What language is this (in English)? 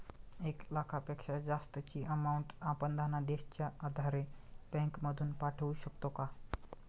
Marathi